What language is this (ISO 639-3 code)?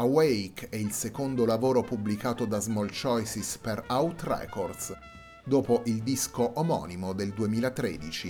ita